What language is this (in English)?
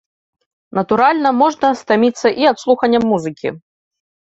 Belarusian